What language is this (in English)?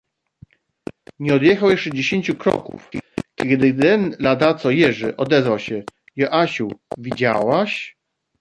Polish